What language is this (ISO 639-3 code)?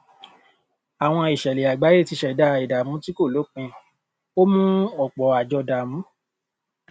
yor